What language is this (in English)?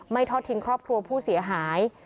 Thai